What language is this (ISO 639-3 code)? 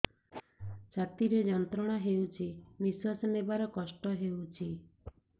ori